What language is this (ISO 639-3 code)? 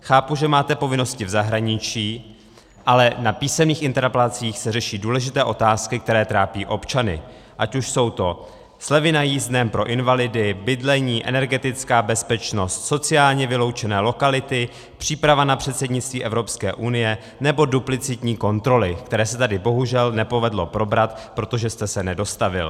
ces